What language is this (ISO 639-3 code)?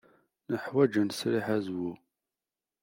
kab